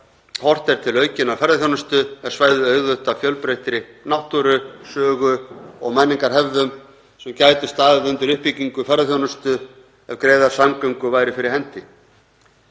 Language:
Icelandic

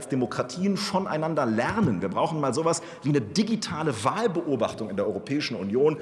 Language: German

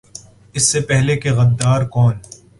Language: Urdu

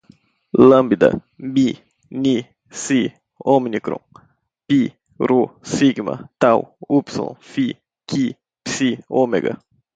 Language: Portuguese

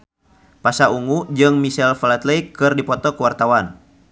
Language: Sundanese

